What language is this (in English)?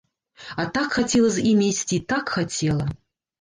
Belarusian